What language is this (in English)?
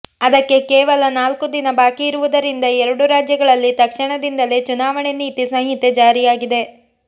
Kannada